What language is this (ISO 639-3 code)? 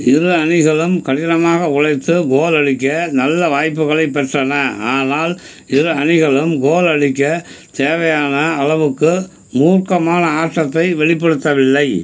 tam